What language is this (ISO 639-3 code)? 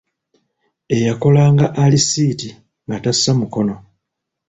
lug